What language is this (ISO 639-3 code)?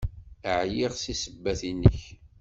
kab